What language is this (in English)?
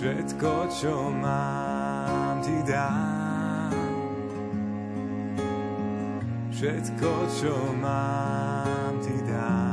Slovak